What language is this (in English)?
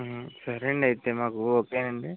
Telugu